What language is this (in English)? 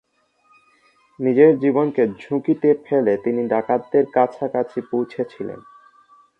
Bangla